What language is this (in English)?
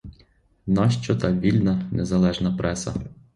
Ukrainian